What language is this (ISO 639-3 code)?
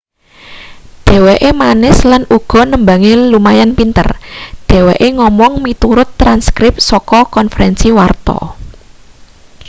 jav